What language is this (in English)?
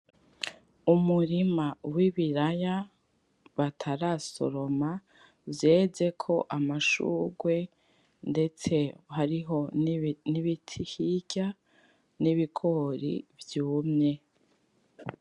Rundi